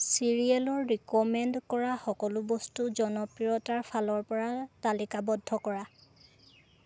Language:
Assamese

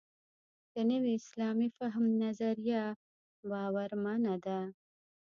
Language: Pashto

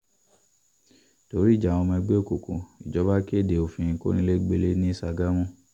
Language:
Yoruba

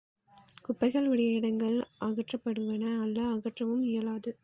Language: Tamil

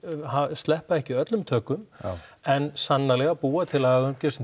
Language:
Icelandic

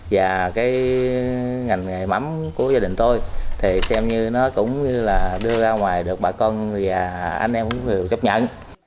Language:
Vietnamese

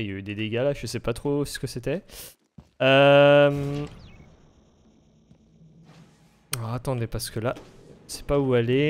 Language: French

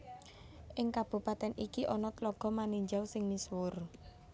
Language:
Javanese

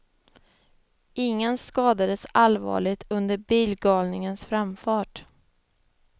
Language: Swedish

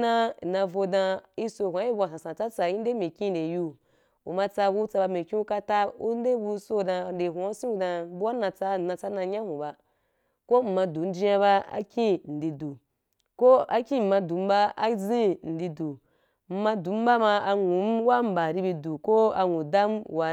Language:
Wapan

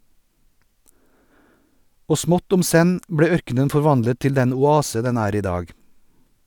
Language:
Norwegian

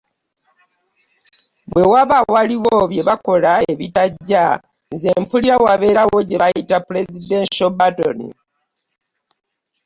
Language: Ganda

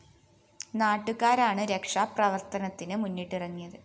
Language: Malayalam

